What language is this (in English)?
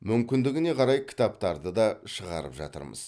Kazakh